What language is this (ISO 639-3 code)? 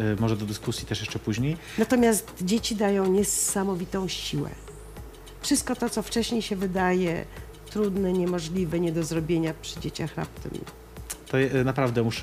pol